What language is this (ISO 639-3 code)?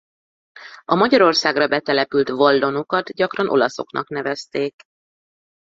hun